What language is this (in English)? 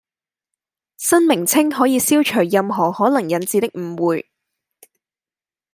Cantonese